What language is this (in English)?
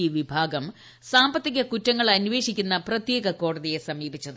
Malayalam